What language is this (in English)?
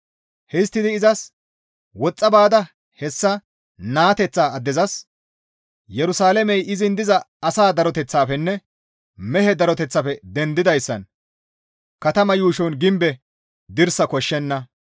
Gamo